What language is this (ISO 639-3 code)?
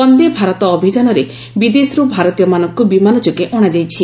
ori